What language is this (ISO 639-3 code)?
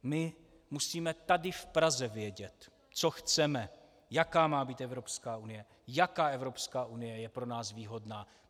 ces